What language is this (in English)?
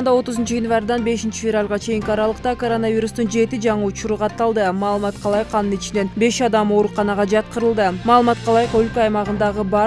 Turkish